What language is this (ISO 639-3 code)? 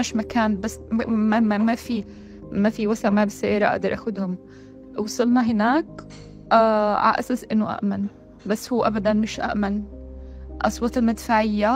ara